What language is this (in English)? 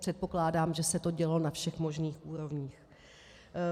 Czech